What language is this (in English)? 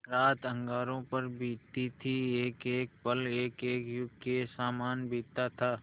Hindi